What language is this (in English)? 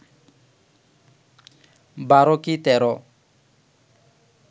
Bangla